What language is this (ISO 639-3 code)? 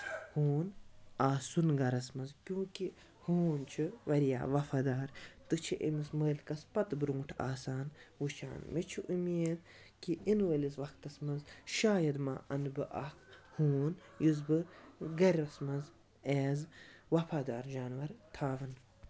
kas